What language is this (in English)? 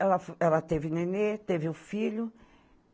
Portuguese